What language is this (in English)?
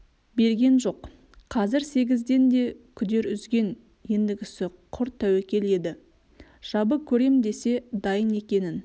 Kazakh